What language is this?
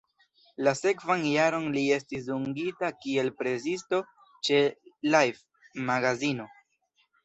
Esperanto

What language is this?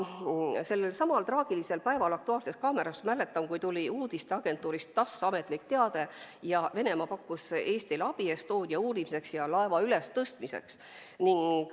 Estonian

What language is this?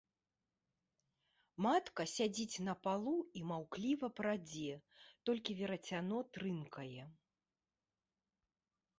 Belarusian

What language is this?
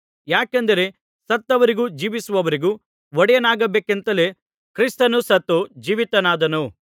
Kannada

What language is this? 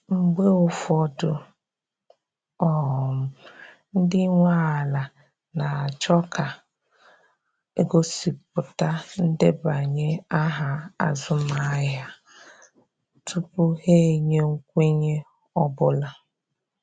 Igbo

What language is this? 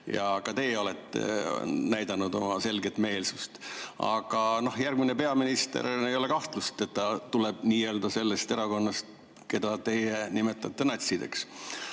Estonian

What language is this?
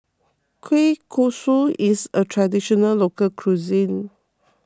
English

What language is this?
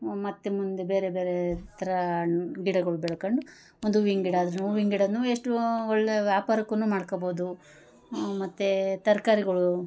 Kannada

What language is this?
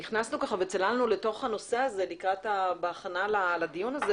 Hebrew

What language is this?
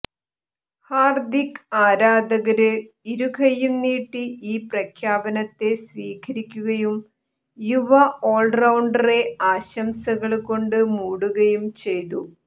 Malayalam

